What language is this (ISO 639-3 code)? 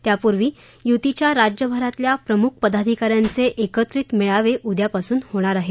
mar